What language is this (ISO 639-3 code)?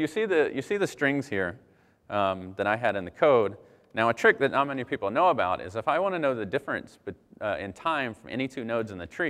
eng